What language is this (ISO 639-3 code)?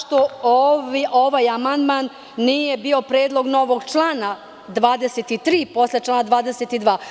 srp